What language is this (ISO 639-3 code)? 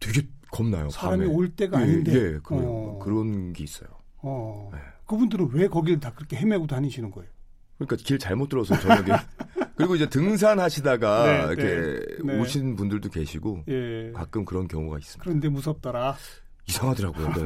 kor